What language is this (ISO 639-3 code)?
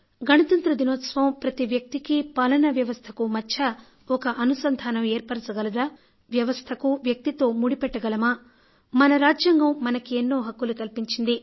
tel